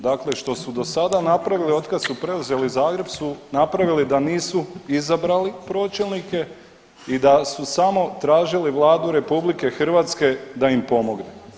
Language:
Croatian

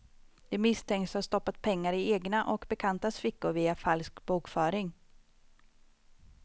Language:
Swedish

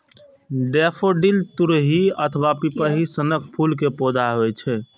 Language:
Maithili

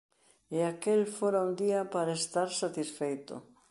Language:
Galician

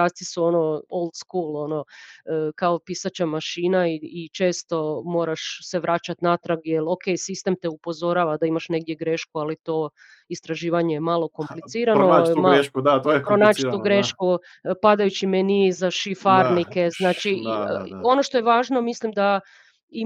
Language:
Croatian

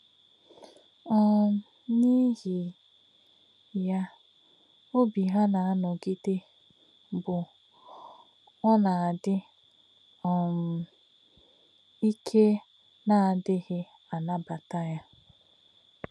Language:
Igbo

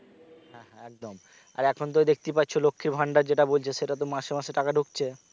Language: Bangla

